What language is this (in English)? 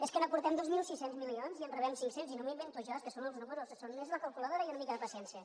Catalan